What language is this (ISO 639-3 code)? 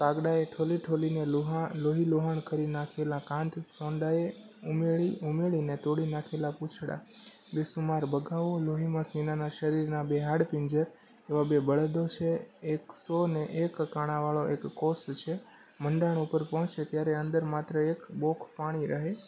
guj